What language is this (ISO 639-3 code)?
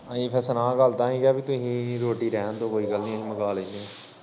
pan